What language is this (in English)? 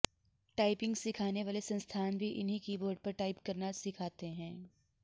Sanskrit